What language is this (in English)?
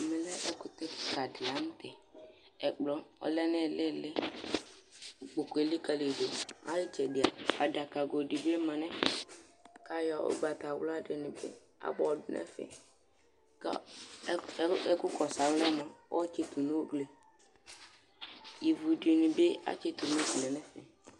Ikposo